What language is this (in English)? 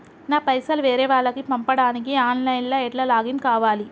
Telugu